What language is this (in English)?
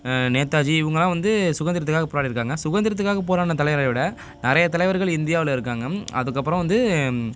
Tamil